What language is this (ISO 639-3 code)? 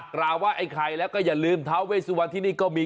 tha